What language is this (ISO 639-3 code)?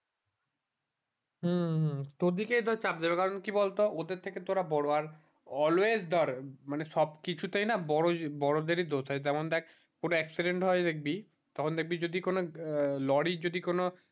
ben